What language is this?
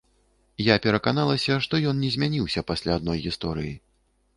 Belarusian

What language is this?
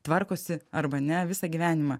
Lithuanian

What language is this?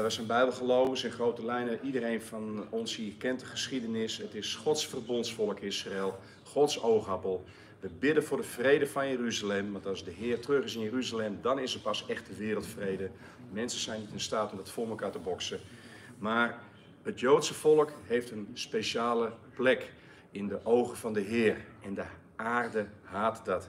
Dutch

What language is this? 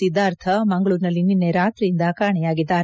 Kannada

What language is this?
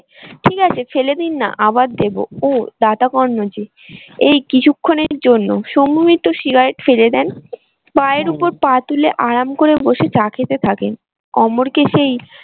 Bangla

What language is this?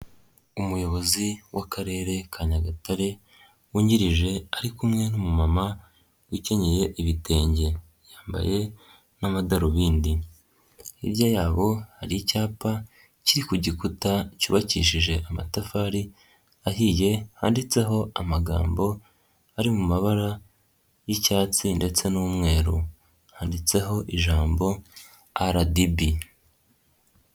Kinyarwanda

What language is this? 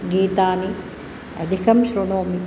Sanskrit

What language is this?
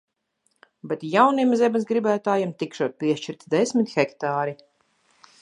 Latvian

